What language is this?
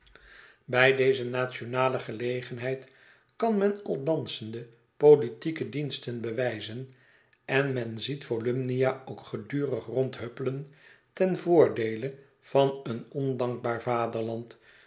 Dutch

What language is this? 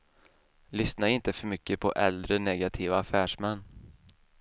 Swedish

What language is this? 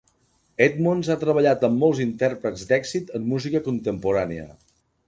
Catalan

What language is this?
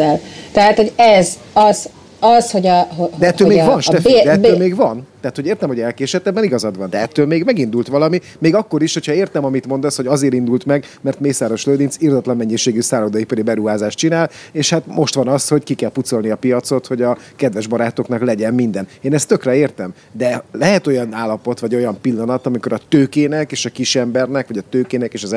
Hungarian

